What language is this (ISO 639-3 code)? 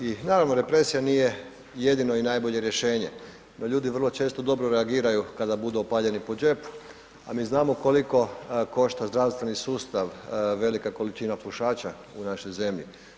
hrv